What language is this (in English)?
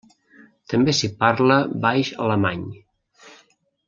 Catalan